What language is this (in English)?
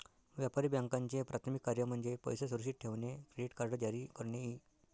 Marathi